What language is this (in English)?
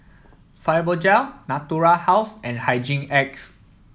English